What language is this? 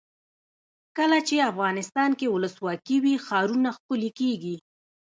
Pashto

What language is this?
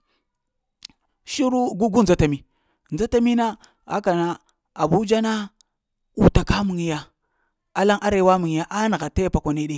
Lamang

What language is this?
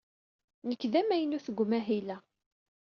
Kabyle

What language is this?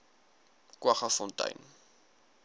Afrikaans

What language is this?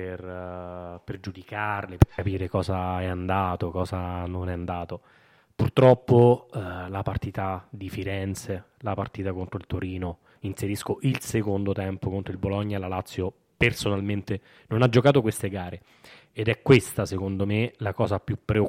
Italian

